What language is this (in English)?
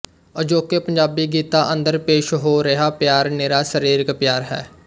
Punjabi